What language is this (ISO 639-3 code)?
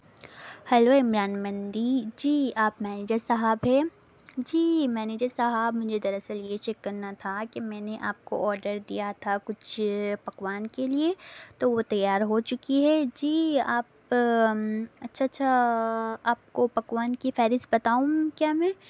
urd